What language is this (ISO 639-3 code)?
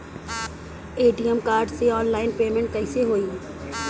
bho